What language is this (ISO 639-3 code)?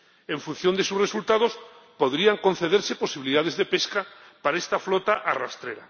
spa